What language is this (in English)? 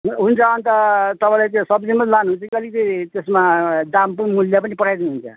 Nepali